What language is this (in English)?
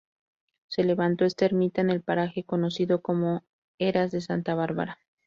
Spanish